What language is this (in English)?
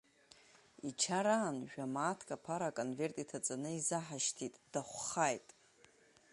Abkhazian